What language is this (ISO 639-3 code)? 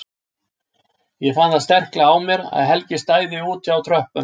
isl